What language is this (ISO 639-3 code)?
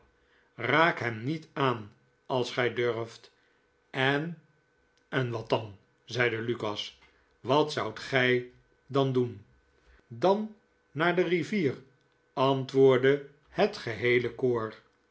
nld